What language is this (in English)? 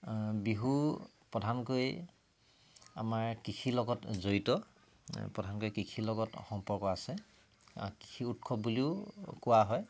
Assamese